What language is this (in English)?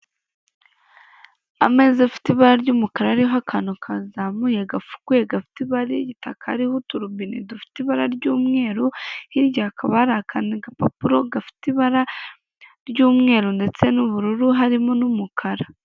Kinyarwanda